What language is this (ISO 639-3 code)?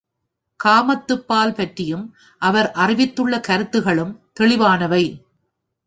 tam